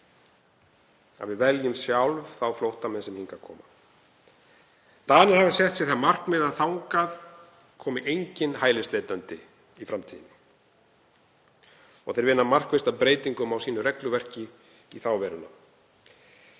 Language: Icelandic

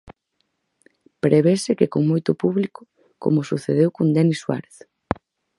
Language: Galician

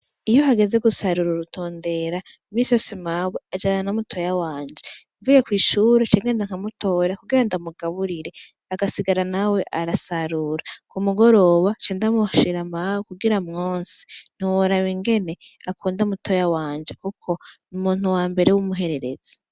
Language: Rundi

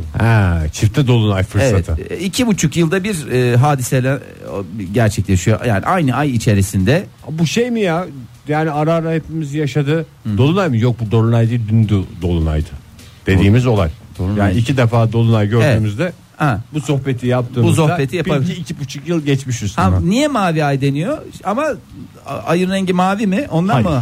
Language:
Turkish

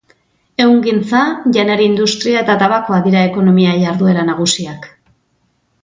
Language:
Basque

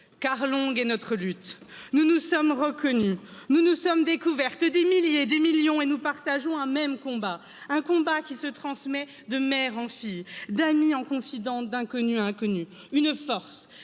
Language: French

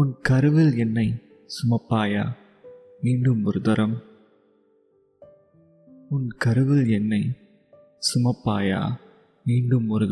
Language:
Tamil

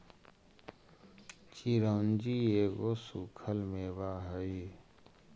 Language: Magahi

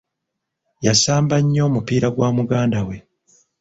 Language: Ganda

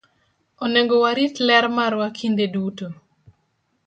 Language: Luo (Kenya and Tanzania)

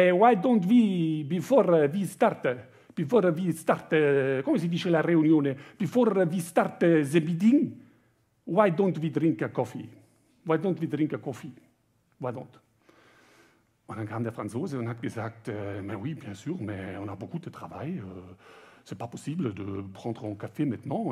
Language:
German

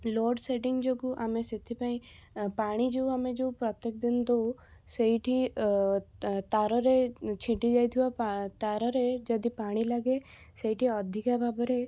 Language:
Odia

